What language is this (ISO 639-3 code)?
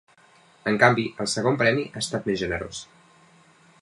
cat